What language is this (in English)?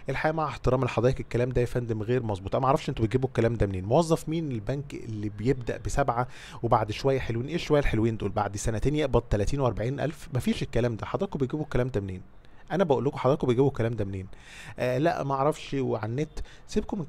Arabic